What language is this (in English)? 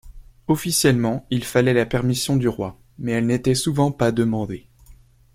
French